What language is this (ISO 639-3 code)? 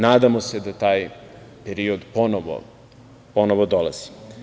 srp